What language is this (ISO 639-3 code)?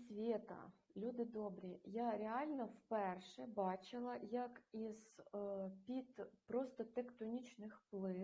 ukr